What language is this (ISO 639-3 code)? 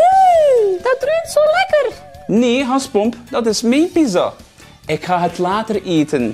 nld